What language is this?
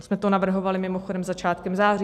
Czech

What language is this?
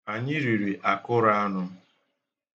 Igbo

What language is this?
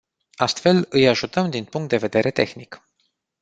Romanian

